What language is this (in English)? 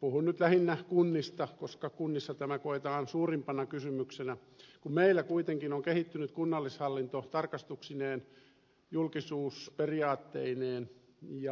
Finnish